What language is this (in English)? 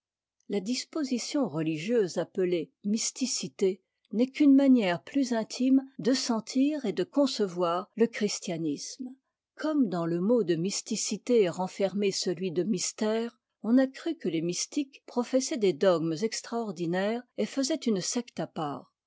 French